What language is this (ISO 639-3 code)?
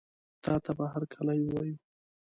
pus